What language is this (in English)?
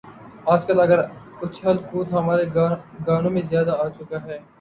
Urdu